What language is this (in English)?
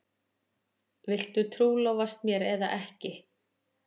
Icelandic